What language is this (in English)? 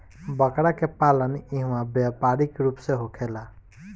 Bhojpuri